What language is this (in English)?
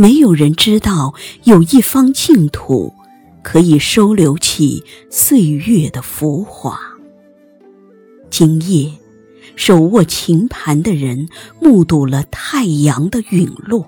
Chinese